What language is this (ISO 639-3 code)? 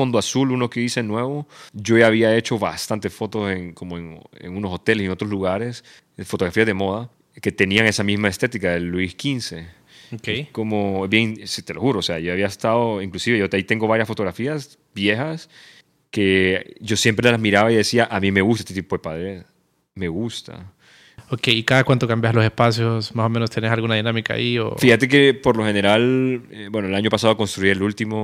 spa